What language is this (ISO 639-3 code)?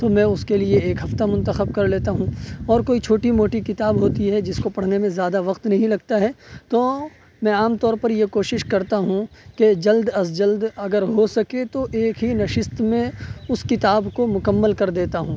urd